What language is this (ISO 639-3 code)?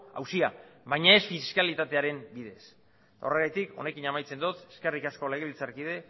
eus